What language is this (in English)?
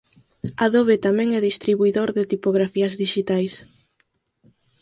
Galician